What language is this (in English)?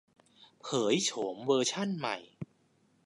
Thai